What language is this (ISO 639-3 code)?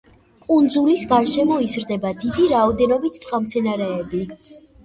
kat